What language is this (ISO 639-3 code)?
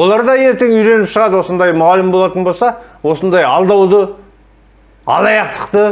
tur